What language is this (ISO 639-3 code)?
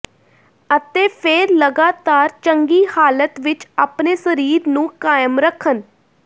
pan